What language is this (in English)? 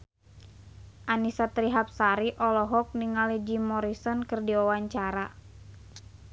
Sundanese